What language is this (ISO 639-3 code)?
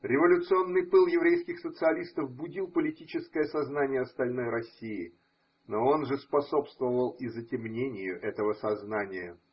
rus